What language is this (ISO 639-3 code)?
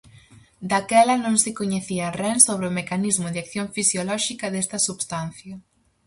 glg